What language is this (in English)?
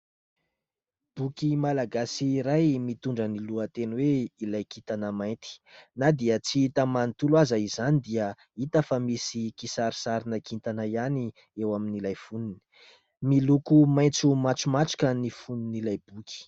Malagasy